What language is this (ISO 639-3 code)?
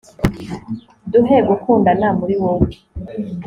kin